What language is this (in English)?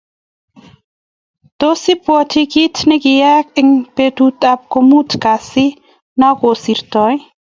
Kalenjin